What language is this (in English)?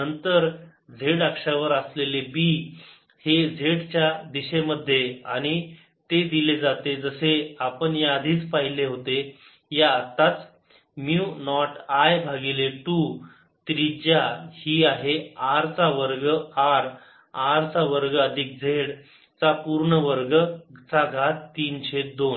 Marathi